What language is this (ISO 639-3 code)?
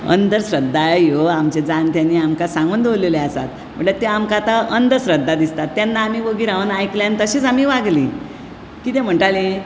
kok